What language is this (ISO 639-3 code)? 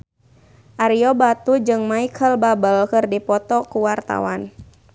sun